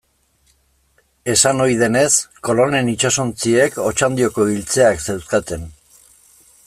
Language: Basque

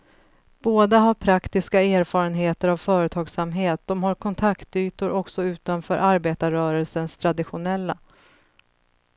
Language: Swedish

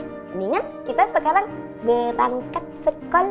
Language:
Indonesian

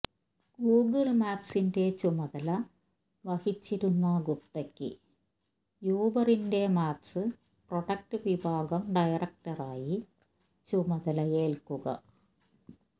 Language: Malayalam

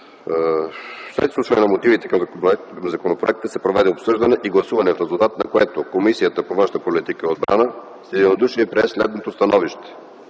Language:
Bulgarian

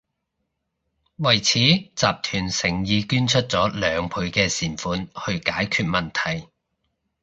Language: Cantonese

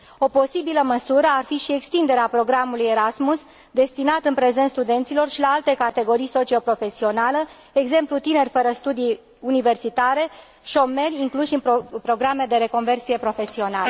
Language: Romanian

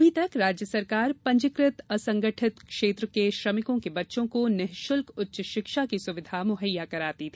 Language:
Hindi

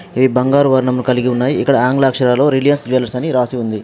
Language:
Telugu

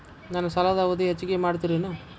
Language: Kannada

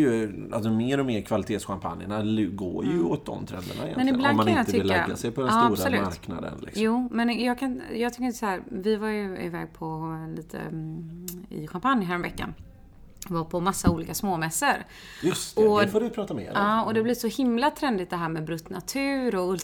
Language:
Swedish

